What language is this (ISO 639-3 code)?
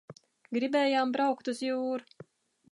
lav